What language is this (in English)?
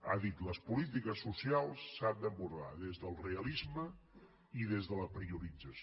Catalan